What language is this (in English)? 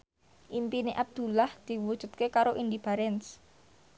Javanese